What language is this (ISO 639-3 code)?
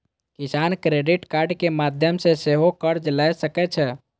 mai